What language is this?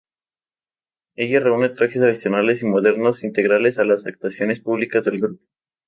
Spanish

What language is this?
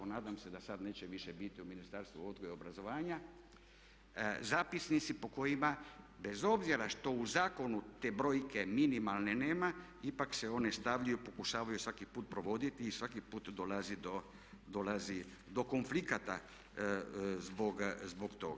Croatian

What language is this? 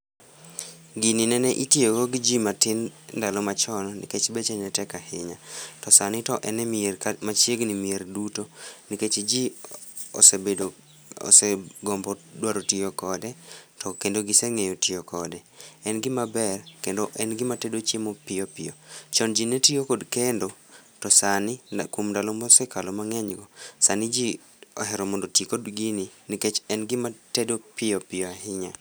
Luo (Kenya and Tanzania)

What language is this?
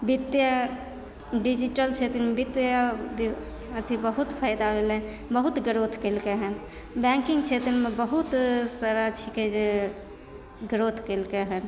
Maithili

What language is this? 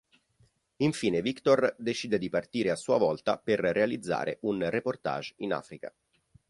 Italian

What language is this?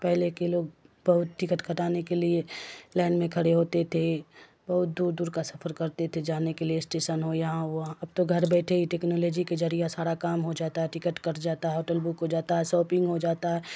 Urdu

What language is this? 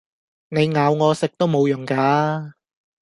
Cantonese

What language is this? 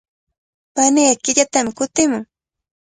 Cajatambo North Lima Quechua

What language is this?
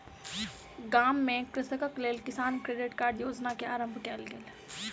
Maithili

